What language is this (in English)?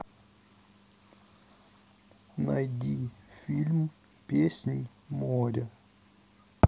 Russian